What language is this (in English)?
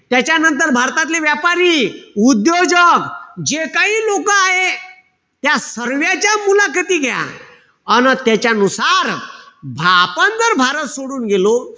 Marathi